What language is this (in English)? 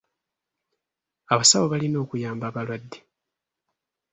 Ganda